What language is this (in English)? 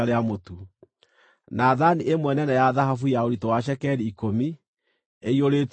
Kikuyu